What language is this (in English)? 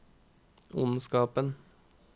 Norwegian